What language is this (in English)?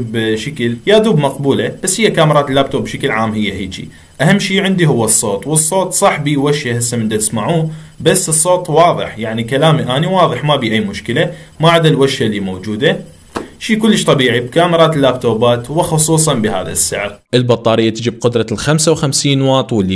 Arabic